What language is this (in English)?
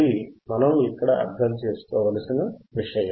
Telugu